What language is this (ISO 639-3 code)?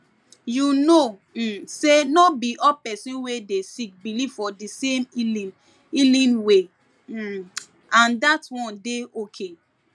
pcm